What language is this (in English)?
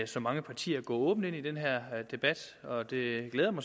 Danish